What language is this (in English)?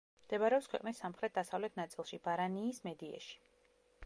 Georgian